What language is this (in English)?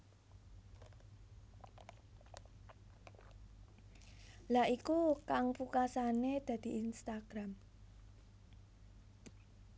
Javanese